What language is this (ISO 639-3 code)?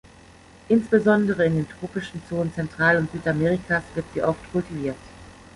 deu